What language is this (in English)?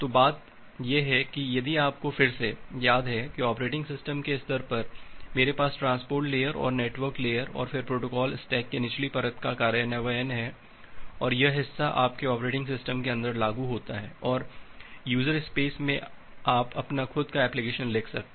Hindi